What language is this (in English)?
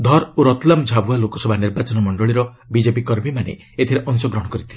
Odia